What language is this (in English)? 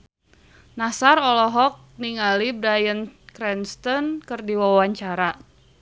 Sundanese